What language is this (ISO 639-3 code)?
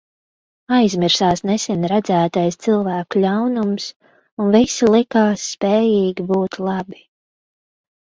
lav